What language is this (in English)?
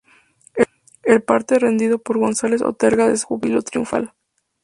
Spanish